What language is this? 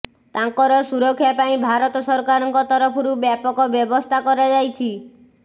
Odia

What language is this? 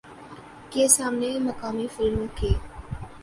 Urdu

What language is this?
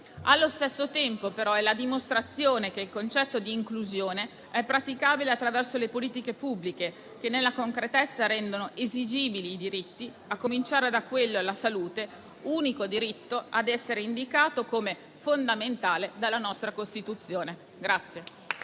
Italian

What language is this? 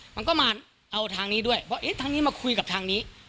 Thai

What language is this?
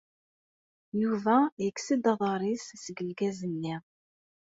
Kabyle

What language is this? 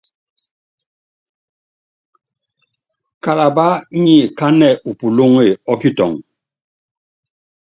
Yangben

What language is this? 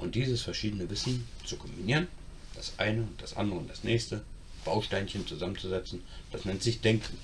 German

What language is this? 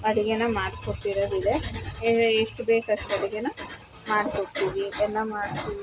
Kannada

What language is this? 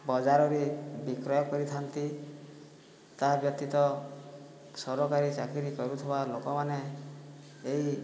Odia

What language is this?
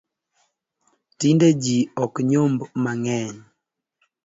Luo (Kenya and Tanzania)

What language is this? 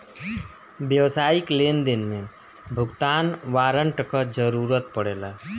Bhojpuri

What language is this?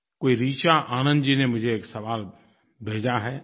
Hindi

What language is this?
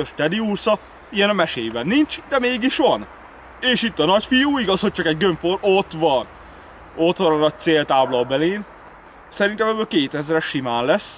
Hungarian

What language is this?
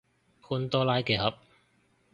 Cantonese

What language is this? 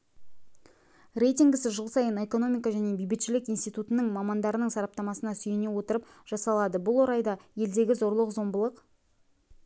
Kazakh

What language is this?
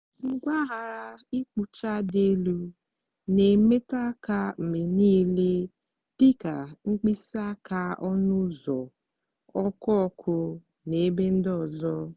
Igbo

